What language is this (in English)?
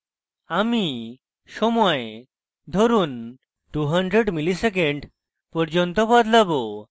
Bangla